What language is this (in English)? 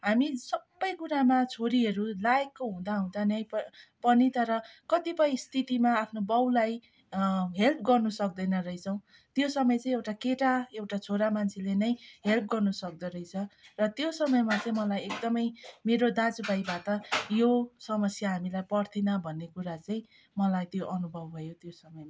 Nepali